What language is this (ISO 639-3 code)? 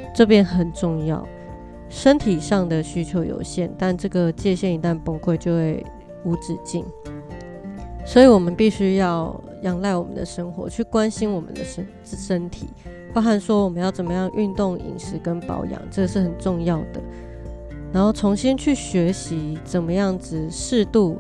zho